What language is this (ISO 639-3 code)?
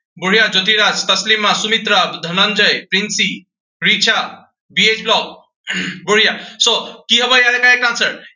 asm